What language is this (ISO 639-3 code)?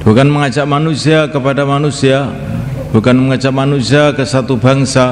ind